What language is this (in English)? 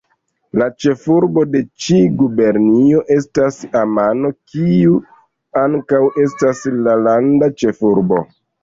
Esperanto